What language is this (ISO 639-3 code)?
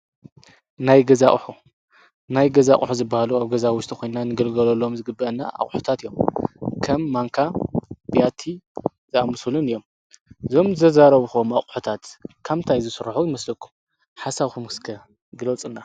tir